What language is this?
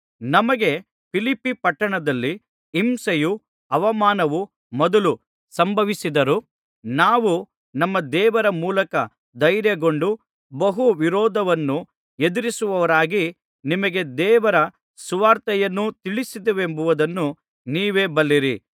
Kannada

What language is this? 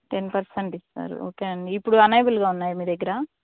Telugu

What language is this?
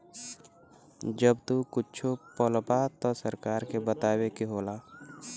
Bhojpuri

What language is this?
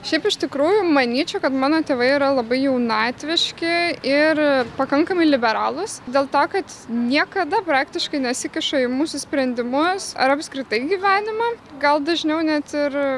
Lithuanian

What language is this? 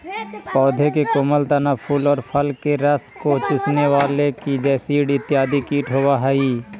Magahi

